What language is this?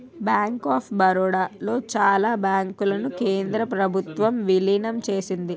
Telugu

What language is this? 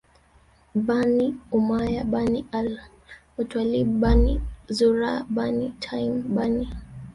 Swahili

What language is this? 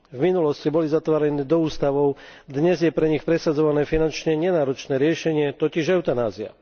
Slovak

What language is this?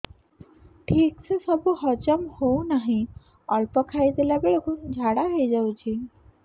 Odia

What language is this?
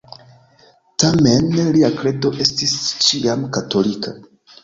Esperanto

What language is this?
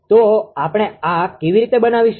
Gujarati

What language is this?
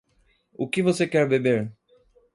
Portuguese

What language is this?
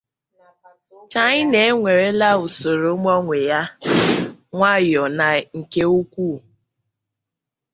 Igbo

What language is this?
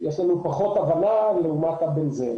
Hebrew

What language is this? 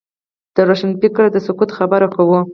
Pashto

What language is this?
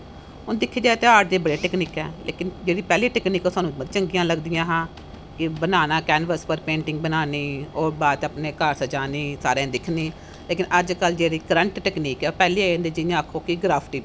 Dogri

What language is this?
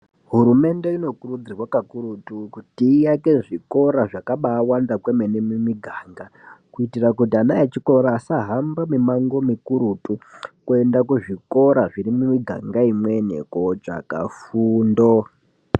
Ndau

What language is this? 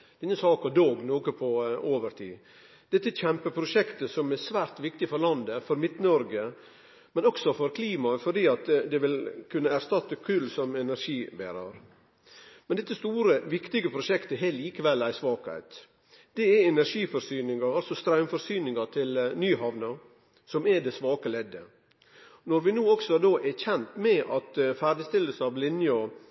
Norwegian Nynorsk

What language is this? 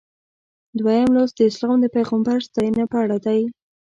Pashto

